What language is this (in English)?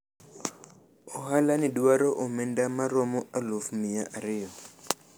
Luo (Kenya and Tanzania)